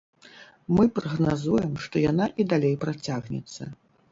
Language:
Belarusian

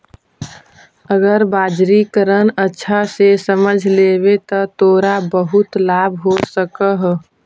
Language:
Magahi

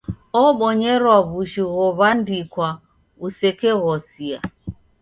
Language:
Taita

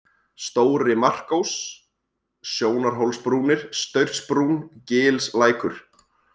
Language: Icelandic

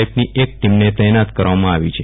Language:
Gujarati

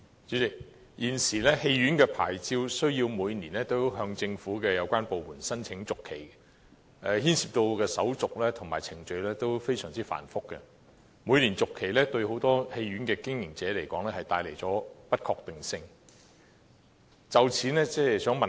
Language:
Cantonese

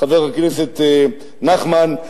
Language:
Hebrew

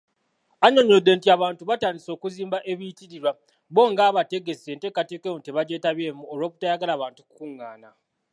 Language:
Ganda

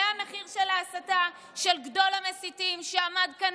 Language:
Hebrew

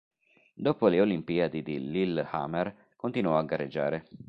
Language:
Italian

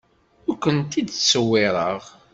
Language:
Kabyle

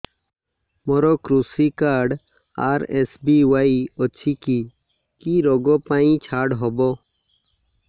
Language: Odia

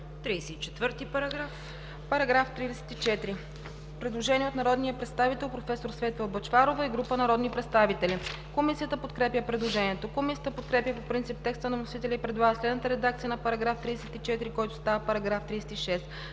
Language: Bulgarian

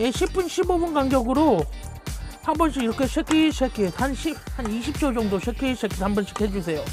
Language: Korean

